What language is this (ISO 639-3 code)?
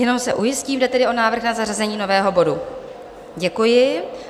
ces